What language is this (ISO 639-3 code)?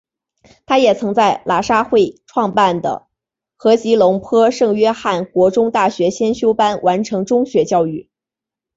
zho